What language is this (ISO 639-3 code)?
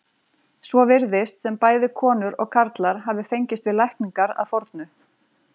isl